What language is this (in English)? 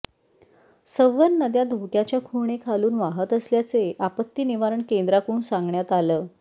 Marathi